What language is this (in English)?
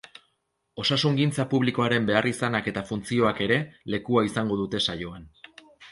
Basque